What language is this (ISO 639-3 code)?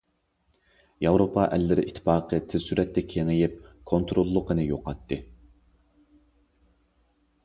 uig